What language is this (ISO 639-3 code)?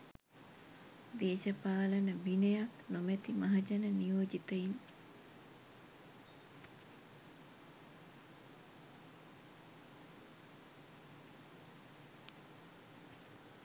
sin